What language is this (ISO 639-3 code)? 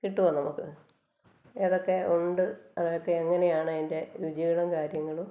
mal